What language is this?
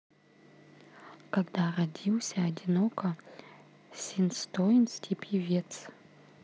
Russian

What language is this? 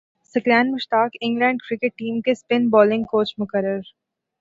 Urdu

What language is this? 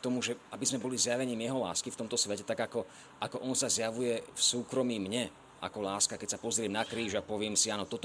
Slovak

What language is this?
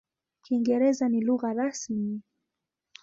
Swahili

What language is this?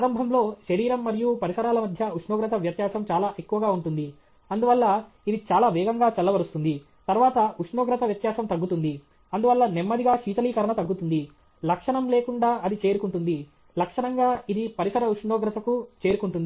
Telugu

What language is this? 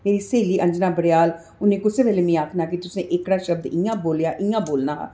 Dogri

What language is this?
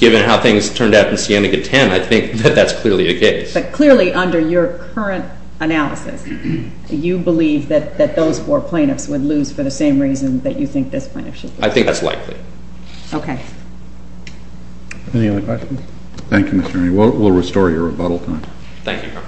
English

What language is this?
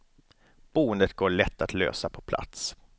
Swedish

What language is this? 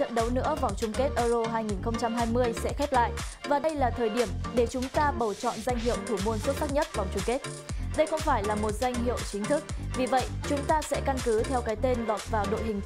Vietnamese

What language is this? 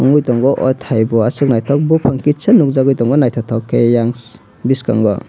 Kok Borok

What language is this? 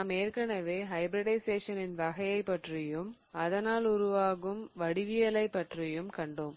Tamil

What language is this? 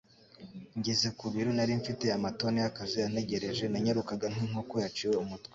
Kinyarwanda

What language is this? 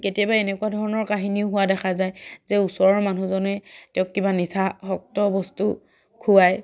Assamese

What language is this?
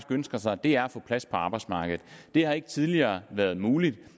Danish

